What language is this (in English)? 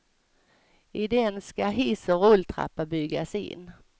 Swedish